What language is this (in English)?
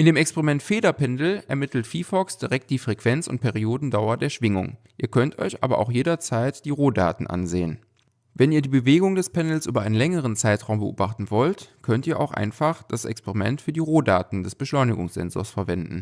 German